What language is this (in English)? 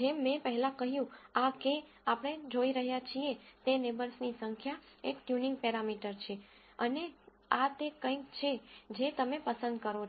Gujarati